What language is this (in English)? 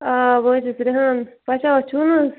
Kashmiri